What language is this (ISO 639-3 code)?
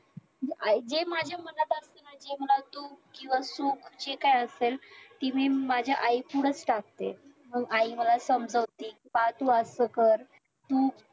mar